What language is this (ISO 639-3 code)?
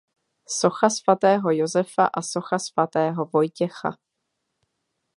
ces